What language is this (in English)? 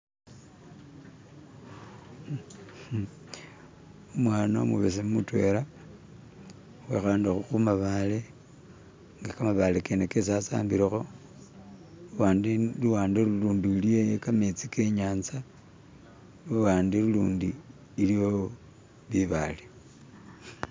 Masaaba